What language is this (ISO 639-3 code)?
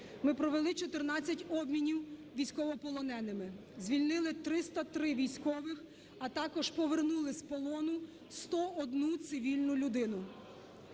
ukr